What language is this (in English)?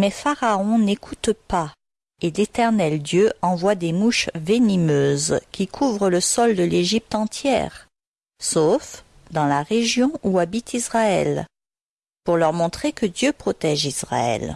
French